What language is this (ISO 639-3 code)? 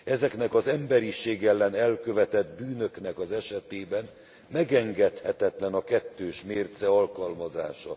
hun